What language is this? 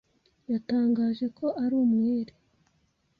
Kinyarwanda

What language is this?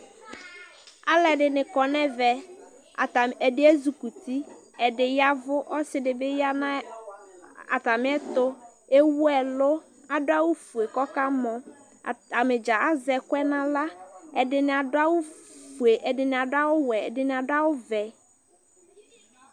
Ikposo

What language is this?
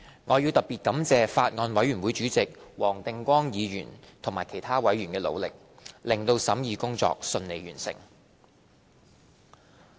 Cantonese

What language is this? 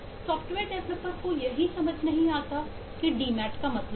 Hindi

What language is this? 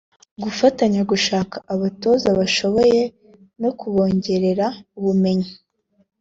Kinyarwanda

